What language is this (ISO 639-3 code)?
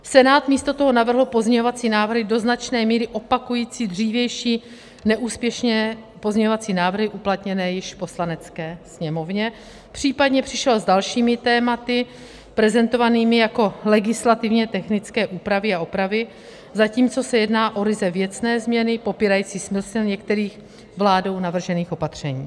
ces